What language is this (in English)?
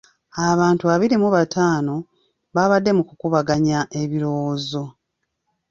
Ganda